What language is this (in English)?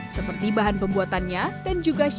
Indonesian